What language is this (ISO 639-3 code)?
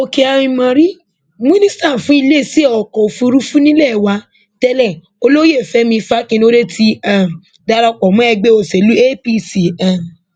yor